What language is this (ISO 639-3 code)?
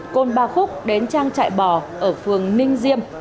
vie